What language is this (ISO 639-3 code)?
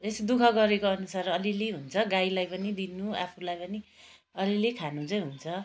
nep